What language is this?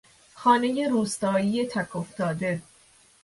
Persian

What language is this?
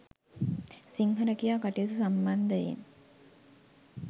Sinhala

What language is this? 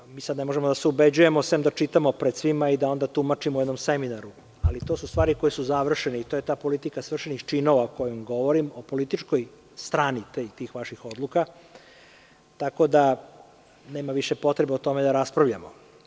Serbian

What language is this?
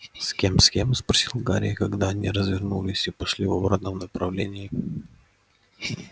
Russian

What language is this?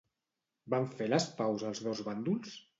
Catalan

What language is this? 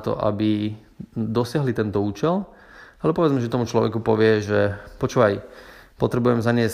Slovak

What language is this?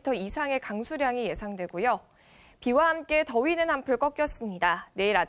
Korean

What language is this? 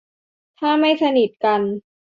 Thai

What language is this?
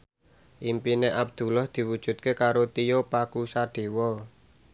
Javanese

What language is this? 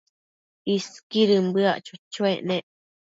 Matsés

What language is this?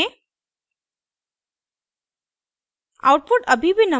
Hindi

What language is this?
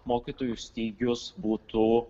Lithuanian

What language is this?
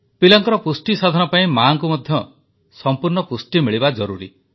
Odia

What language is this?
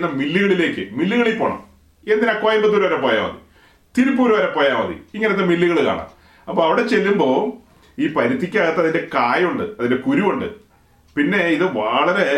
Malayalam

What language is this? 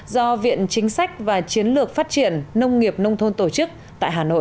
Vietnamese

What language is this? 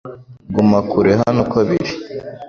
Kinyarwanda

